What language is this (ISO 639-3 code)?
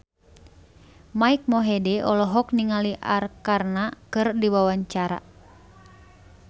sun